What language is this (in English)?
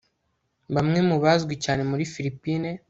Kinyarwanda